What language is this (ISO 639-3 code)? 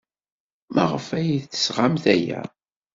kab